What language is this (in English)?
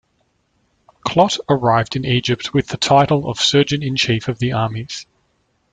English